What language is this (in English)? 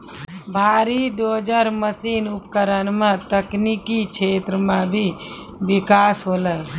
Maithili